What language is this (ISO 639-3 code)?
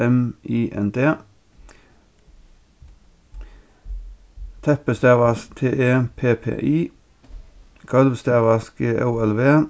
fao